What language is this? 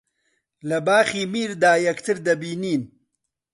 Central Kurdish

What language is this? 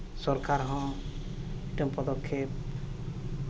Santali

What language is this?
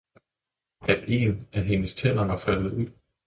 Danish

